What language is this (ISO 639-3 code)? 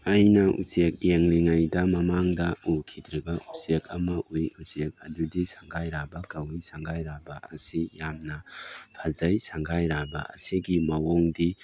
mni